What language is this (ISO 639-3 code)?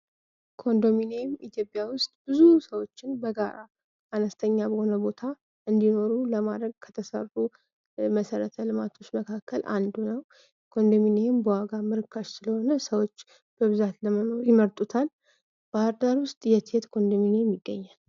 amh